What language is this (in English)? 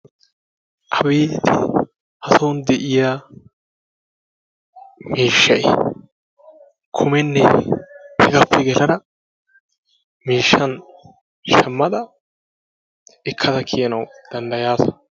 Wolaytta